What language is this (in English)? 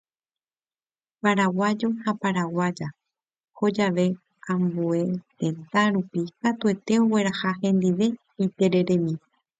Guarani